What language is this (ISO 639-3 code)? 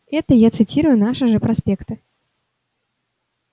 rus